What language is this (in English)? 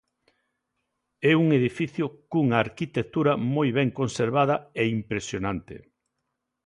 Galician